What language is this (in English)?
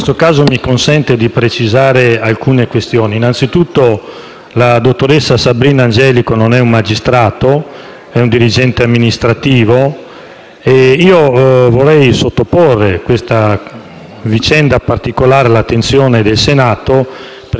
Italian